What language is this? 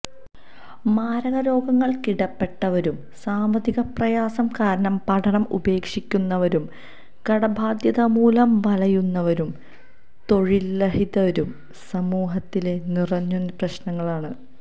Malayalam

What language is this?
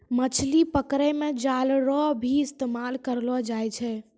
Maithili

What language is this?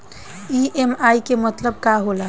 Bhojpuri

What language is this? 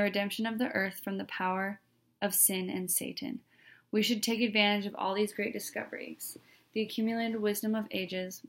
English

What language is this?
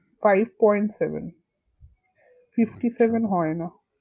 Bangla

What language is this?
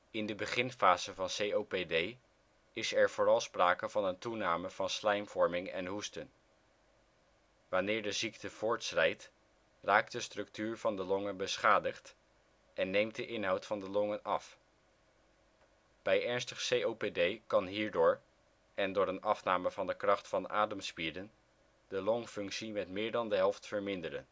Dutch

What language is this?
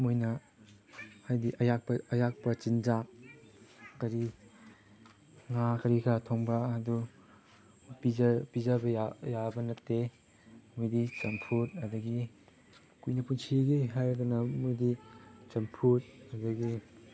Manipuri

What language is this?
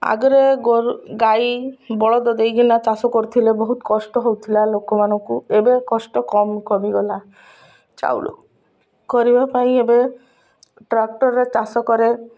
Odia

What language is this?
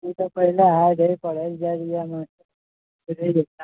Maithili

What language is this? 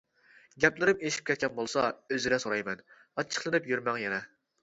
Uyghur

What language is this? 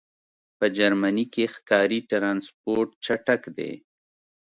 Pashto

